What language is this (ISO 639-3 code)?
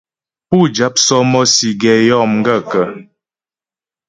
bbj